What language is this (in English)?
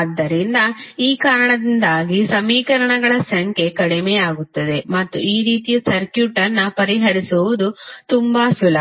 Kannada